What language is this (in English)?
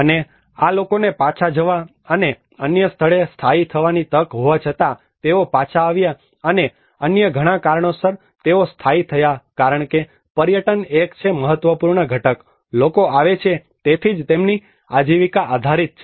Gujarati